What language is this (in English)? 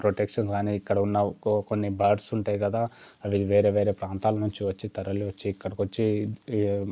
Telugu